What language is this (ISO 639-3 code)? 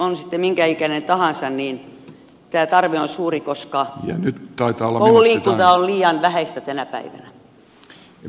fin